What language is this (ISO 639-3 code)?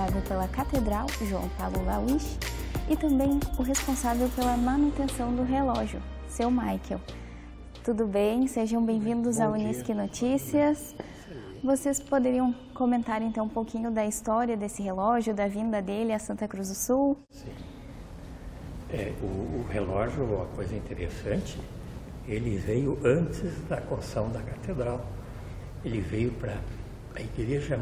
por